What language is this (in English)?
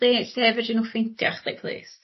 Welsh